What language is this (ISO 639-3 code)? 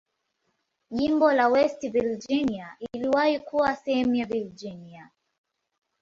swa